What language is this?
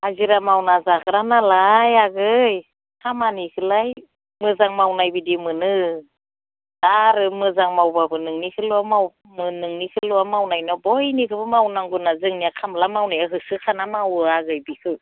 Bodo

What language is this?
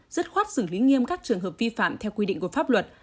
Vietnamese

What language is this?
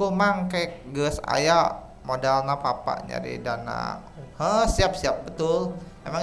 Indonesian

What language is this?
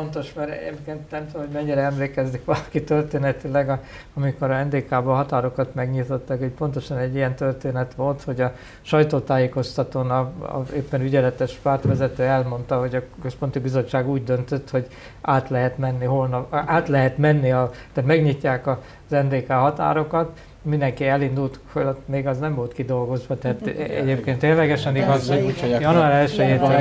Hungarian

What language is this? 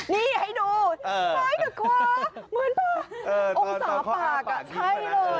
Thai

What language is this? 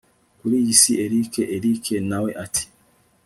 Kinyarwanda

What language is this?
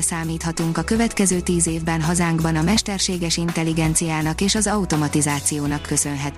Hungarian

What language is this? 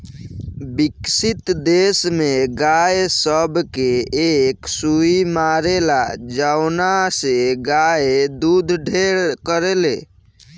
Bhojpuri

